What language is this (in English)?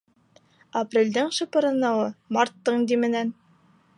Bashkir